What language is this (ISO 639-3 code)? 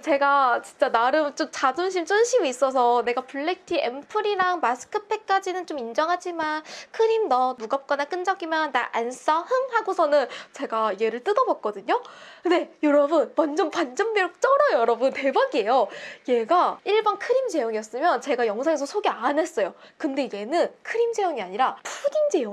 kor